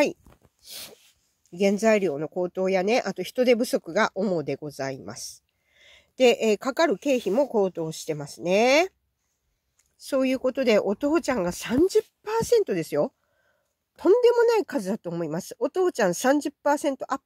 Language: Japanese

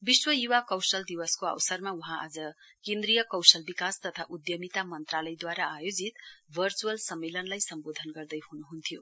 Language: Nepali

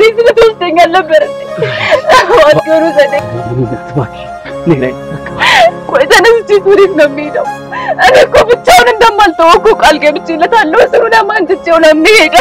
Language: Arabic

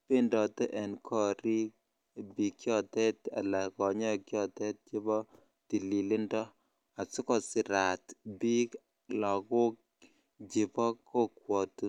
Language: Kalenjin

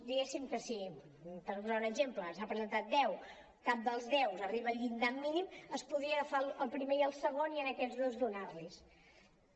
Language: Catalan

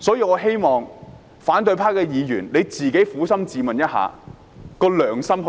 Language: Cantonese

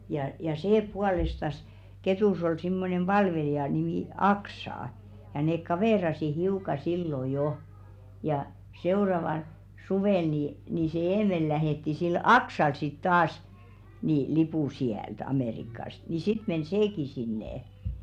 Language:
Finnish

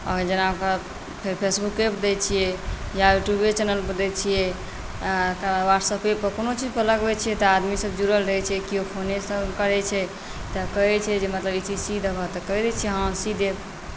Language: Maithili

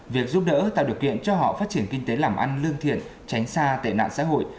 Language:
Vietnamese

